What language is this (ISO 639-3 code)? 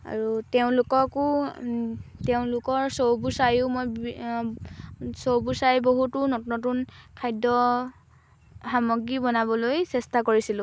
asm